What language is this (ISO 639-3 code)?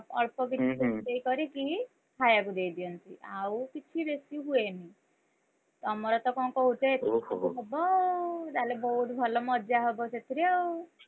ori